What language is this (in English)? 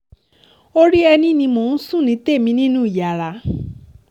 Yoruba